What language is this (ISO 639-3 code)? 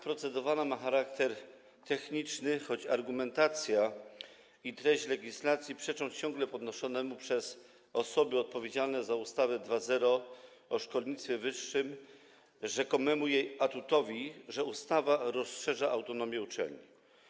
pol